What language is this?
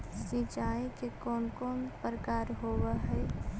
Magahi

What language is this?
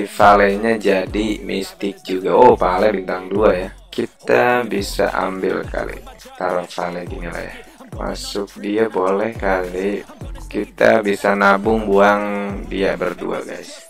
Indonesian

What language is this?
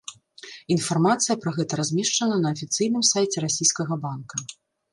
Belarusian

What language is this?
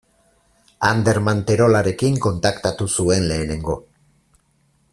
Basque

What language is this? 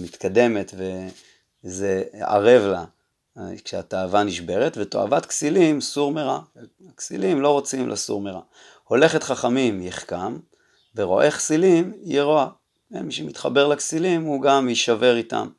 Hebrew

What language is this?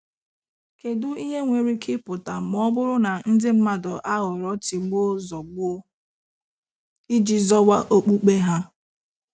Igbo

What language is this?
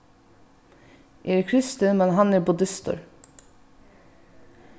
Faroese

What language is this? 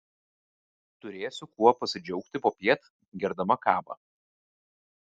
Lithuanian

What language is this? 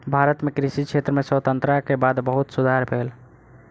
Maithili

